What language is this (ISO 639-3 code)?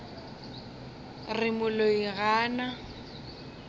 nso